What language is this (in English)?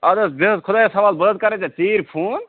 Kashmiri